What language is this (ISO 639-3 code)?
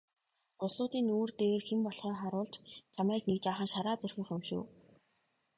mon